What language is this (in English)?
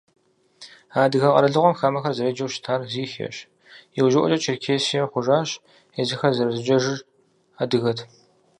Kabardian